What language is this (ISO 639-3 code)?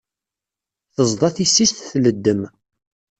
kab